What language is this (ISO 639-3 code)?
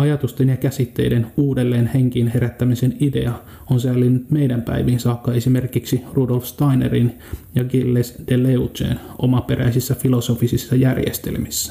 fin